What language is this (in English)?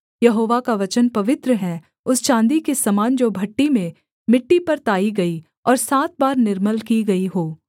Hindi